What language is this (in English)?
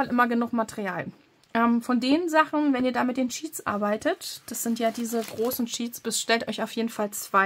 German